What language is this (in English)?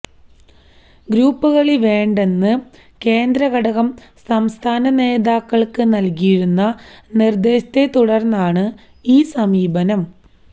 Malayalam